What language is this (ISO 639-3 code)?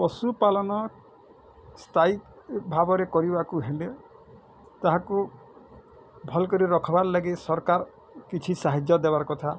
ori